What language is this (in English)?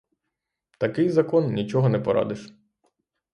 Ukrainian